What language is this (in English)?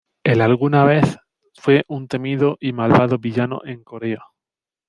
Spanish